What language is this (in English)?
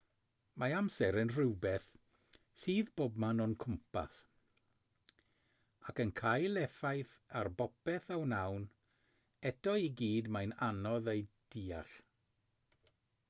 Welsh